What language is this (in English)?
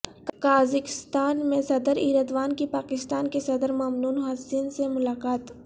Urdu